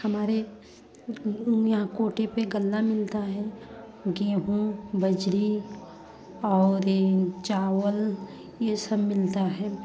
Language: Hindi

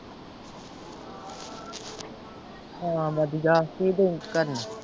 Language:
Punjabi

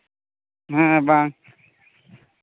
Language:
Santali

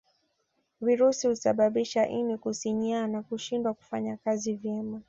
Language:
Swahili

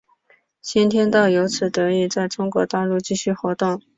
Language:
Chinese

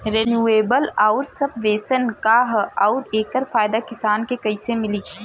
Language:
Bhojpuri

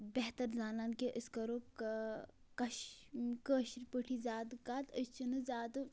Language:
Kashmiri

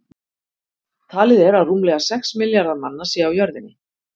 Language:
Icelandic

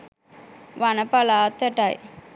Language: Sinhala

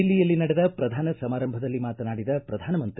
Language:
Kannada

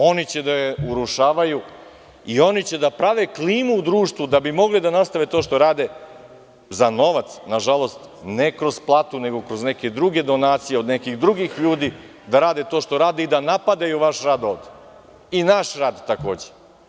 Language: Serbian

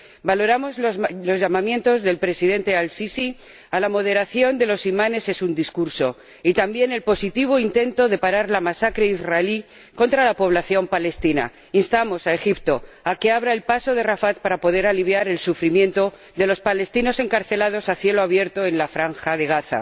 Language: Spanish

